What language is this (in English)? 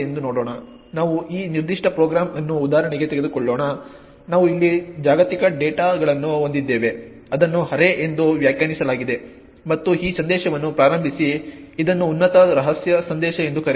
Kannada